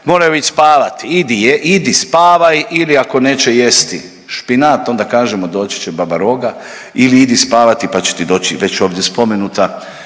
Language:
Croatian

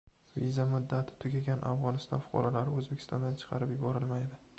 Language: Uzbek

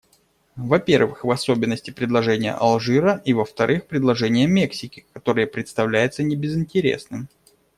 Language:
Russian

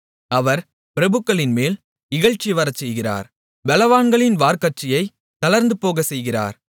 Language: Tamil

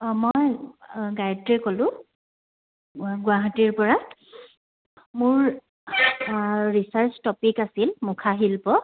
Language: Assamese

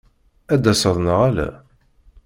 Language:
Kabyle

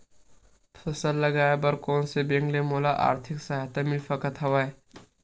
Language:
Chhattisgarhi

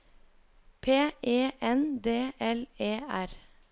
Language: Norwegian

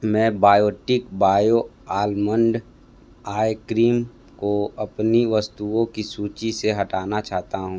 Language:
Hindi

